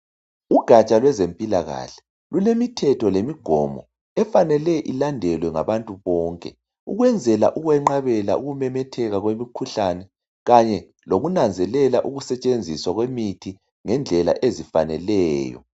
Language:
North Ndebele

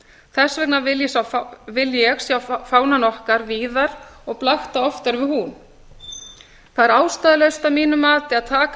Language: Icelandic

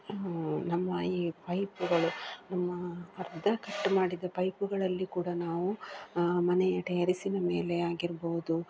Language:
Kannada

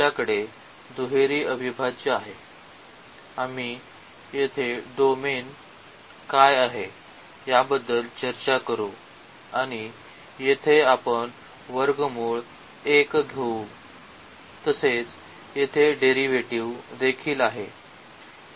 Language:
Marathi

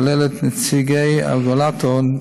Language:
Hebrew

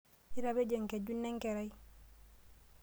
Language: Masai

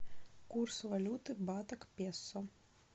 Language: Russian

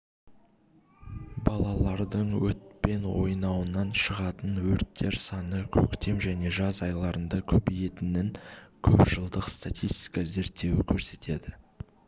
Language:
Kazakh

